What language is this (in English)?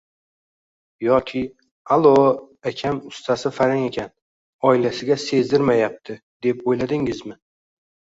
Uzbek